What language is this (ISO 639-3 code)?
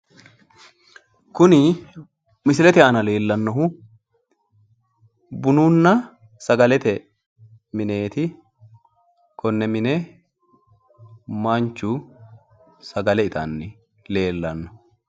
sid